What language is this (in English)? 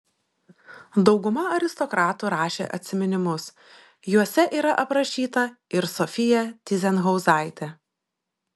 Lithuanian